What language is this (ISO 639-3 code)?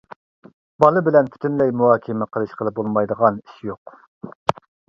uig